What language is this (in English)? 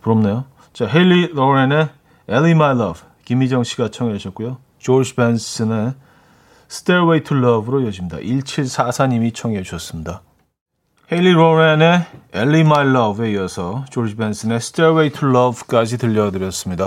Korean